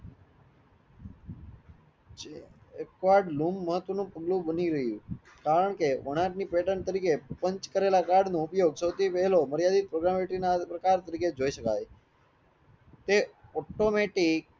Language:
Gujarati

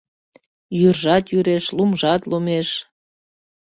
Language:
Mari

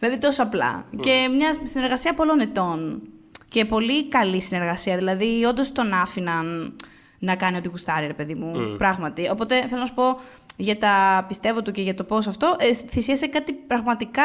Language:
Greek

